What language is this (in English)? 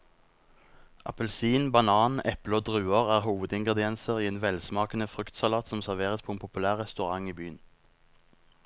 Norwegian